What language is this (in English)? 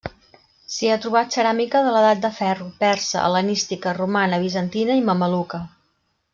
Catalan